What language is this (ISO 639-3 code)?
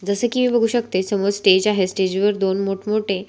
mar